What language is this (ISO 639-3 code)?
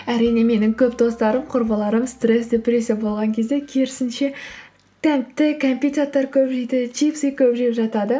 kaz